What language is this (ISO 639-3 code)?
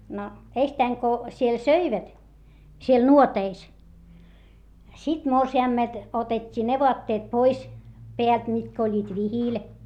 fin